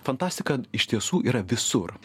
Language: Lithuanian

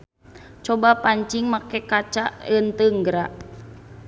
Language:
Sundanese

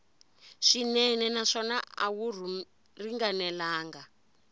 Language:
Tsonga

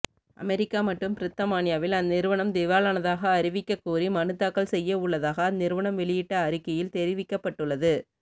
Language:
Tamil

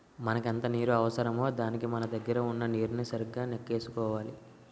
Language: Telugu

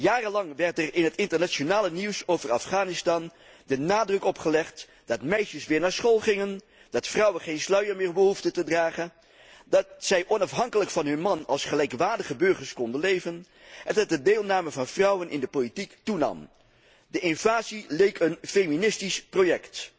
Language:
Dutch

